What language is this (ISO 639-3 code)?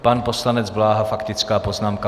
ces